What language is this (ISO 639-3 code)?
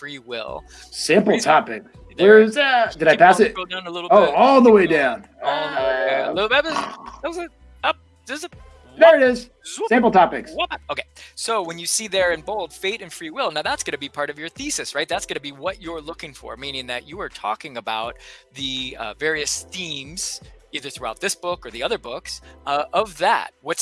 eng